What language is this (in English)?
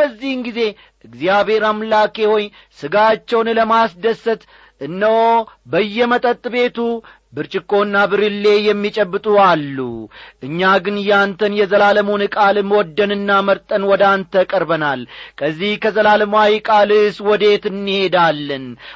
Amharic